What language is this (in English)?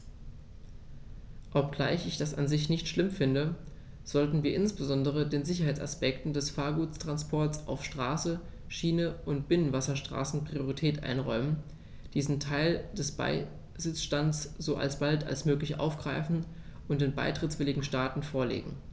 German